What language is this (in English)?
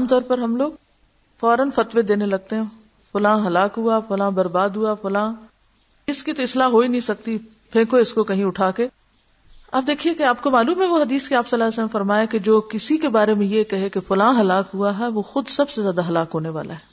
Urdu